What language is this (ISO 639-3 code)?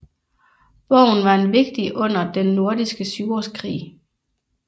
dan